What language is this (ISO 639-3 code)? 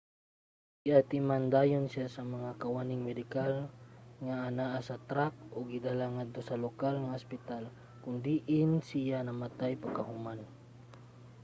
ceb